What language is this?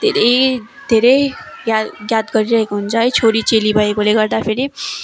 Nepali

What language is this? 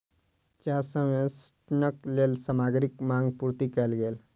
Maithili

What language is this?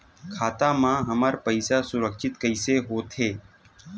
Chhattisgarhi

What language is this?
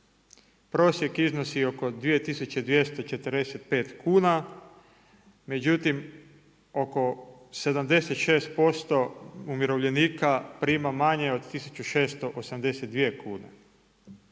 Croatian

